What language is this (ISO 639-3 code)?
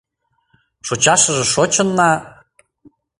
chm